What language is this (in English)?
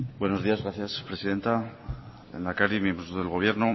Spanish